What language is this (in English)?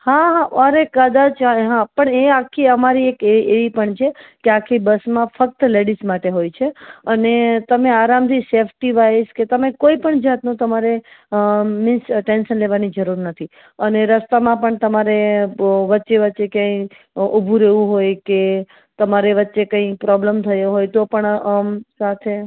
Gujarati